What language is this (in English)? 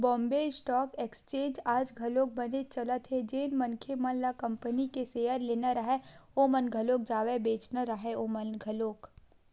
Chhattisgarhi